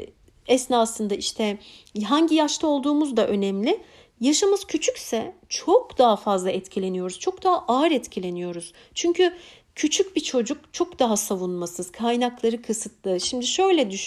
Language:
Turkish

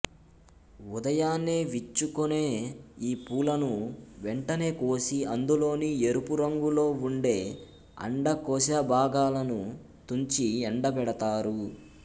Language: Telugu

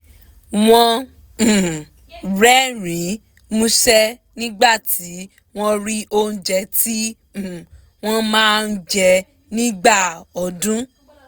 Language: Yoruba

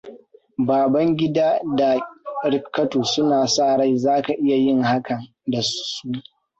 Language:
Hausa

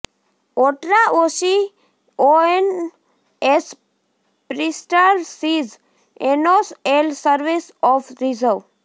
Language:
Gujarati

